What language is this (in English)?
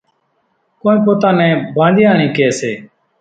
Kachi Koli